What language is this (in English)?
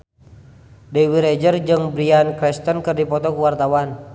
Sundanese